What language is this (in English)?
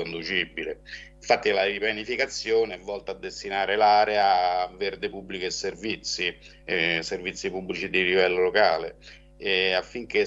Italian